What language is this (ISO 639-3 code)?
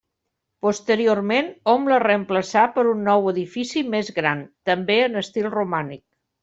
cat